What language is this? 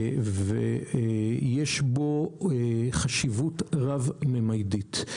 Hebrew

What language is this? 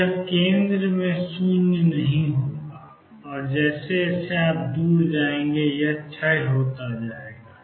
Hindi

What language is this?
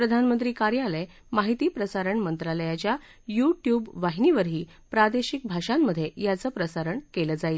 Marathi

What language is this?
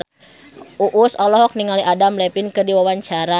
Sundanese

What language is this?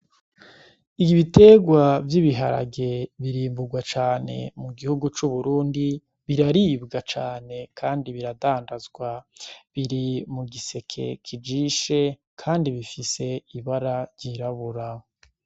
Rundi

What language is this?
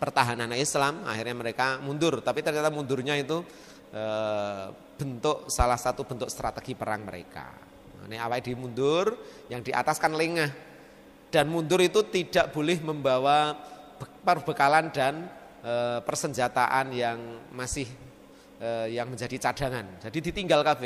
Indonesian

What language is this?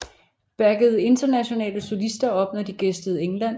Danish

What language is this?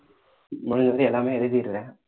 Tamil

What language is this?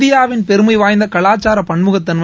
Tamil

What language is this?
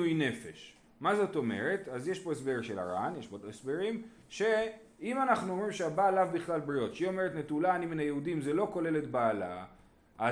Hebrew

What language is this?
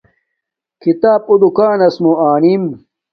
Domaaki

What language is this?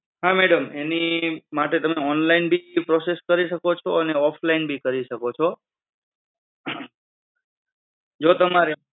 Gujarati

